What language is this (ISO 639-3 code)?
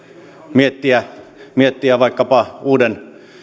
fin